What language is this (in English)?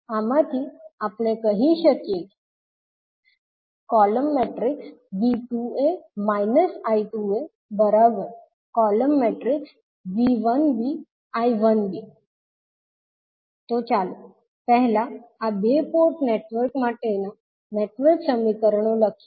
Gujarati